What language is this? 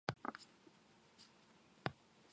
Japanese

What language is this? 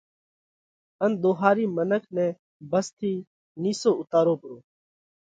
Parkari Koli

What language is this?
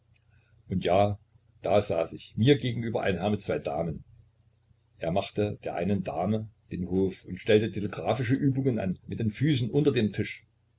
German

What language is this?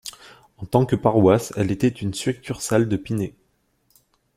French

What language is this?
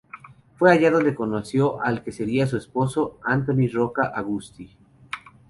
Spanish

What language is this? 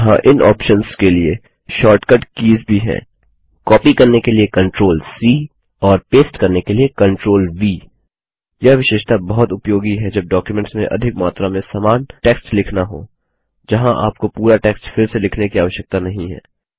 Hindi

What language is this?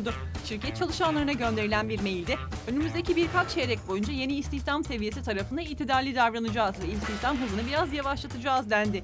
Turkish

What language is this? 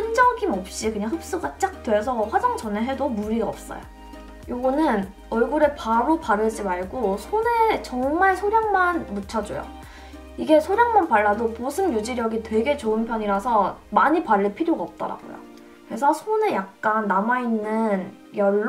Korean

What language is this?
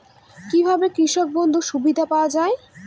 Bangla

